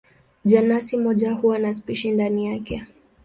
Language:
Swahili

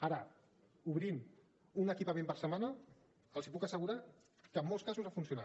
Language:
Catalan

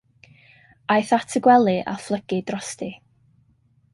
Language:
Welsh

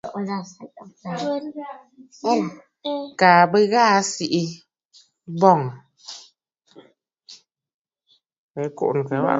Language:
Bafut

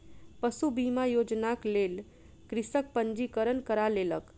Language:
Maithili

